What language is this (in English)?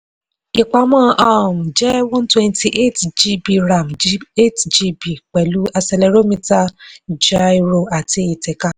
Yoruba